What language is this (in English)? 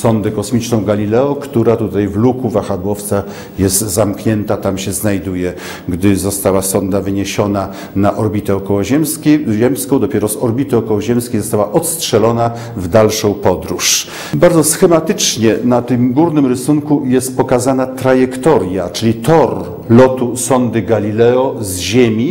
Polish